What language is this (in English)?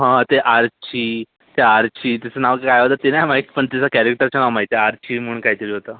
Marathi